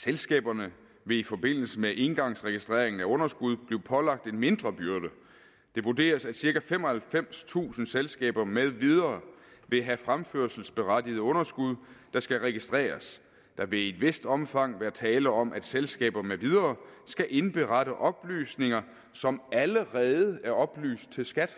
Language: Danish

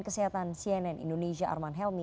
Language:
Indonesian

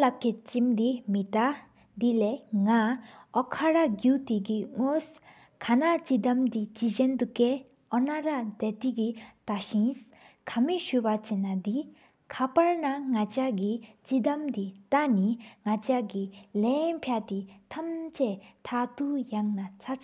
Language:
Sikkimese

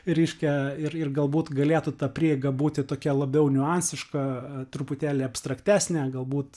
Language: Lithuanian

